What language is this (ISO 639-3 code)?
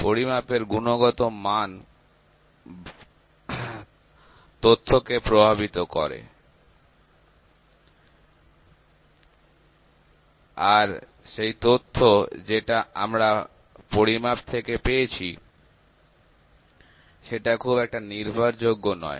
ben